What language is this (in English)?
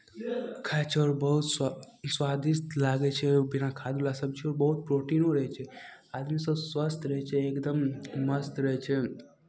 Maithili